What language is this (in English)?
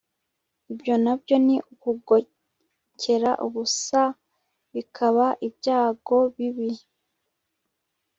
Kinyarwanda